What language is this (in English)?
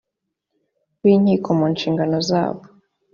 Kinyarwanda